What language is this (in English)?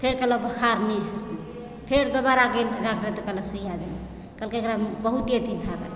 Maithili